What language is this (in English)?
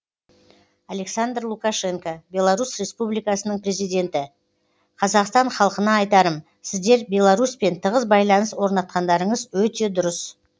Kazakh